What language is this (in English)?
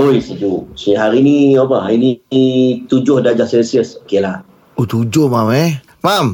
Malay